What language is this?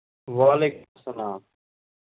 Kashmiri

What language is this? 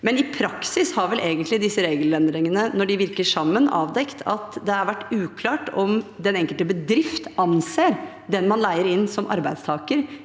Norwegian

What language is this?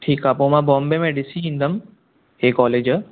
Sindhi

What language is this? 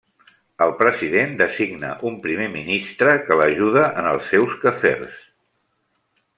Catalan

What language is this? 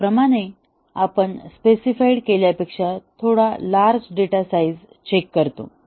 Marathi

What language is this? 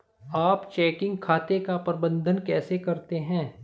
Hindi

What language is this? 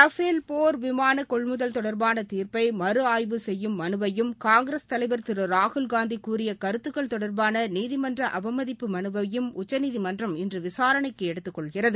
Tamil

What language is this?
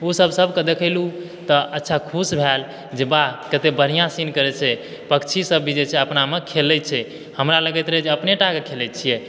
Maithili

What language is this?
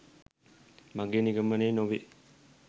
Sinhala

